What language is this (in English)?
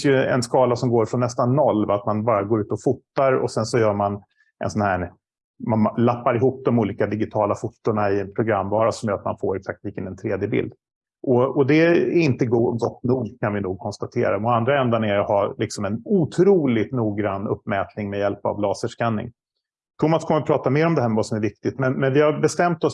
Swedish